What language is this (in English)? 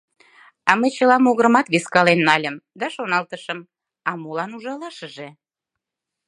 Mari